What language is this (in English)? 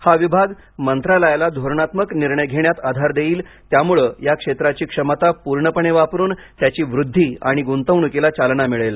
Marathi